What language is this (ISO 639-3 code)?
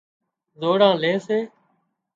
kxp